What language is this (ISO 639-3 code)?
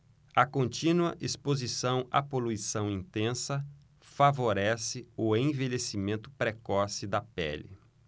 por